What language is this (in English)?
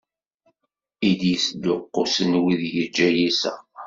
Kabyle